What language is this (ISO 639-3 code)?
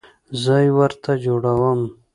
pus